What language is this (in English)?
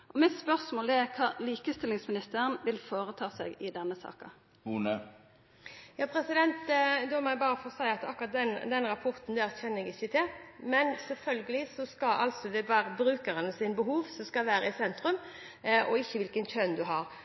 Norwegian